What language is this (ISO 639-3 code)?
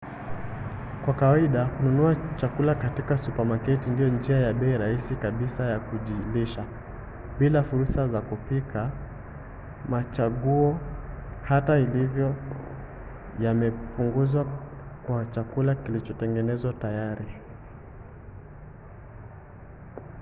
swa